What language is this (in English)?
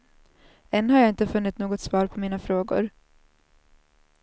Swedish